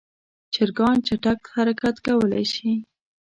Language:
Pashto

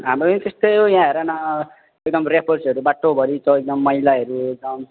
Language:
Nepali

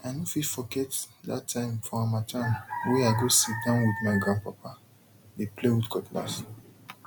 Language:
Nigerian Pidgin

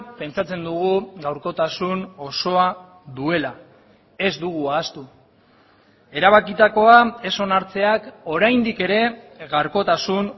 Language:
Basque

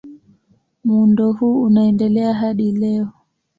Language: Swahili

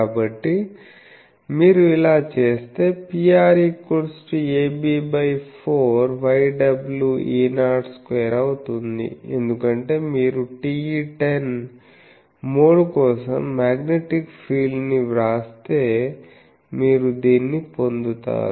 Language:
Telugu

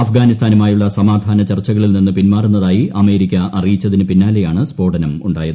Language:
Malayalam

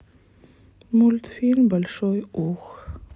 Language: Russian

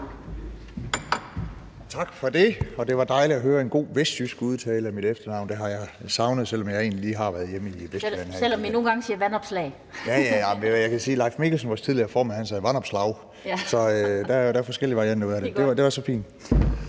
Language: Danish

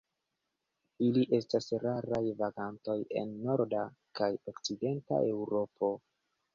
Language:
Esperanto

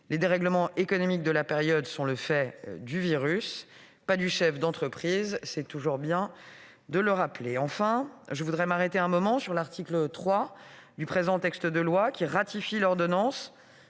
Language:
French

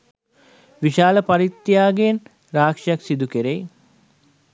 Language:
Sinhala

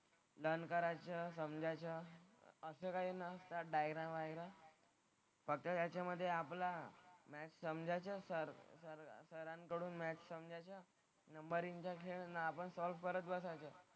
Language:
Marathi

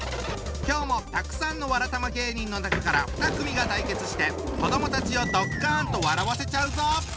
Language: Japanese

